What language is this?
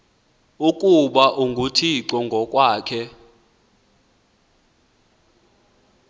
Xhosa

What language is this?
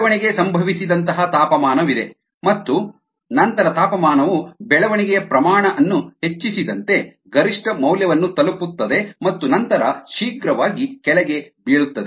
Kannada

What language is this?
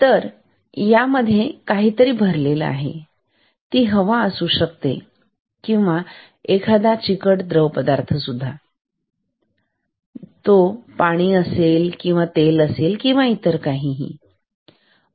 Marathi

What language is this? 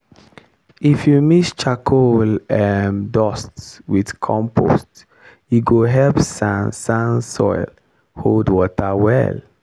Nigerian Pidgin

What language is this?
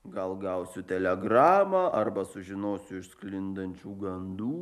Lithuanian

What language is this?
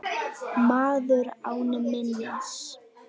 Icelandic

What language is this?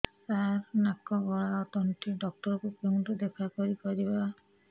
Odia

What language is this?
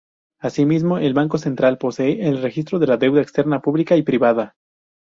Spanish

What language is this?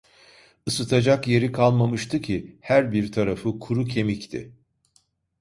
Turkish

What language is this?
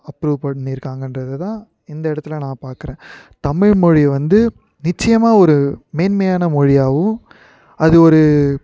Tamil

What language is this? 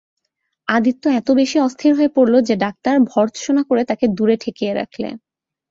Bangla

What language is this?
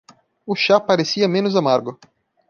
Portuguese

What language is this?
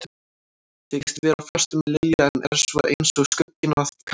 Icelandic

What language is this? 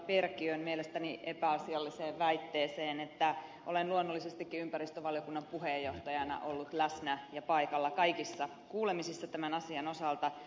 Finnish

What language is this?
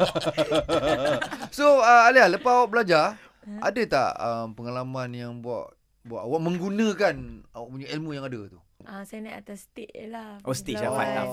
Malay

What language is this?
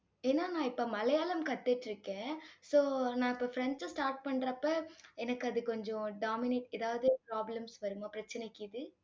Tamil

